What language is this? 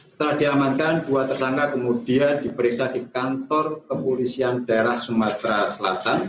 Indonesian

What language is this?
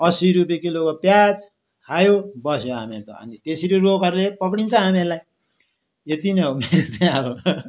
Nepali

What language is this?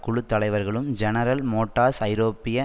Tamil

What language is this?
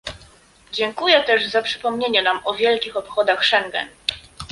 Polish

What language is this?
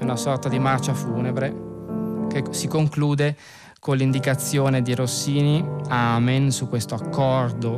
Italian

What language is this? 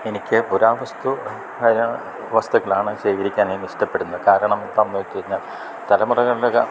Malayalam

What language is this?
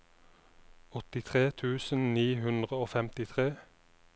Norwegian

